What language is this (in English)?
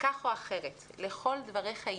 Hebrew